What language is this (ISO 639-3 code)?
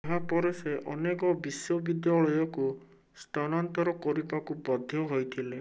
ori